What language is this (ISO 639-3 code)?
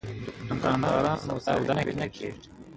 eng